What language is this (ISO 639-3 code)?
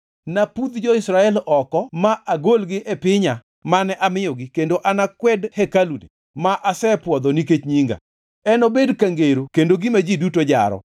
luo